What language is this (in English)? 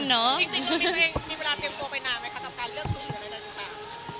Thai